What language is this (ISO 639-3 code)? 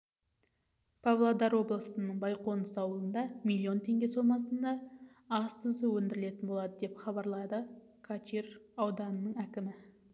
kaz